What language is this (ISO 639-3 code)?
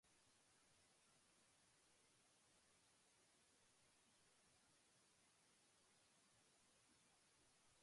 jpn